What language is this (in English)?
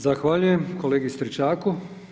Croatian